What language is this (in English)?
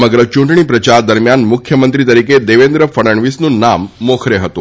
Gujarati